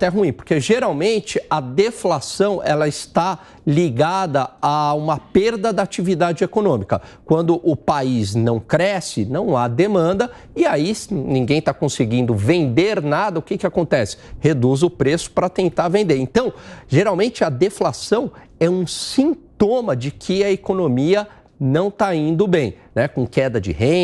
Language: Portuguese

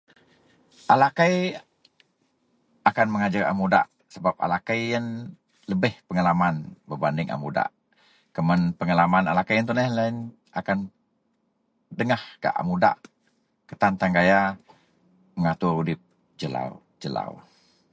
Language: Central Melanau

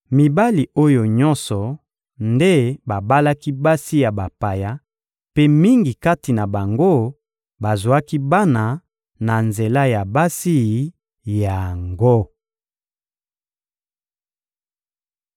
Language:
Lingala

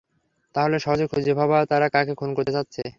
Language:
Bangla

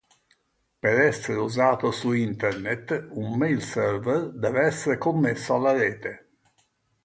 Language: Italian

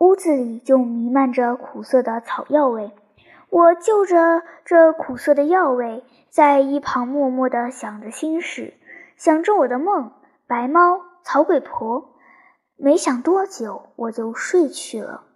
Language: Chinese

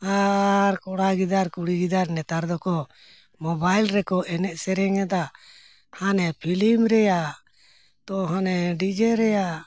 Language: Santali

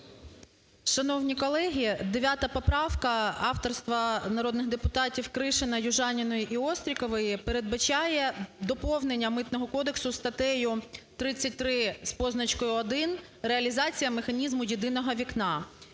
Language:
Ukrainian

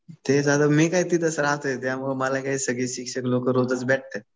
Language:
Marathi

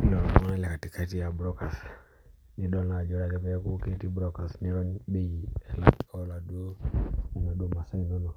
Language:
Masai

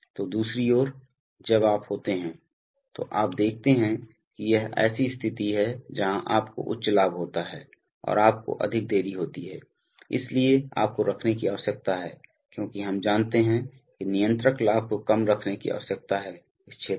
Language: Hindi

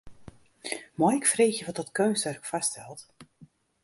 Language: Western Frisian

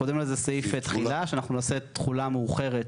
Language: Hebrew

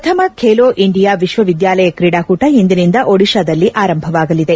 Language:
Kannada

